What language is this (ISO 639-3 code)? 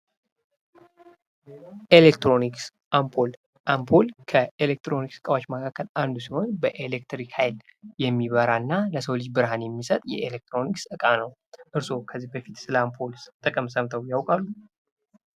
amh